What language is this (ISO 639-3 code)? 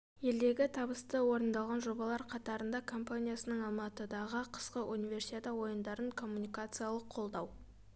kaz